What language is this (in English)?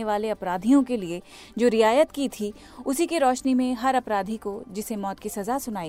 Hindi